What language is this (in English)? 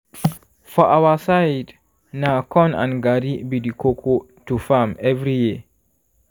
Nigerian Pidgin